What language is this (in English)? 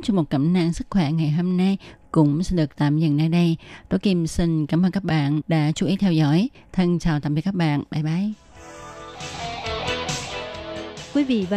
Vietnamese